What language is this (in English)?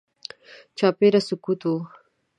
Pashto